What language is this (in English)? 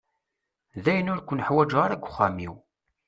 Kabyle